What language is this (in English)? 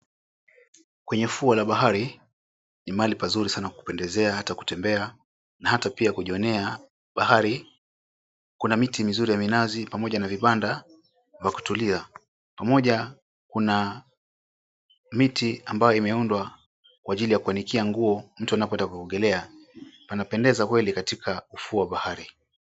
Swahili